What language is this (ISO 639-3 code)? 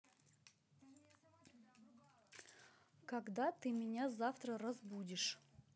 rus